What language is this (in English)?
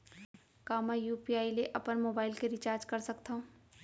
Chhattisgarhi